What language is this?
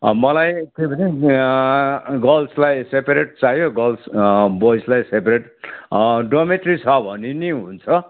Nepali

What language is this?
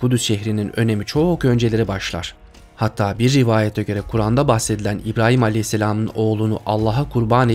Turkish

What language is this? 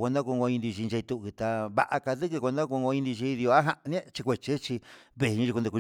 Huitepec Mixtec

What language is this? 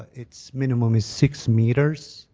English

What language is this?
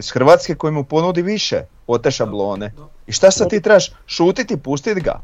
Croatian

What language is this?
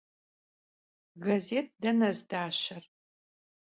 Kabardian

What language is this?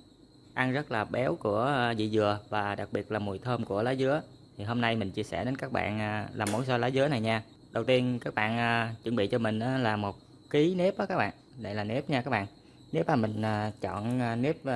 Vietnamese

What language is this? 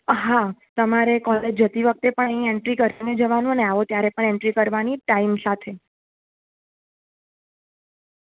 Gujarati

